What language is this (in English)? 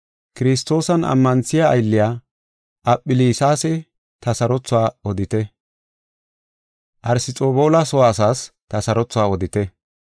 Gofa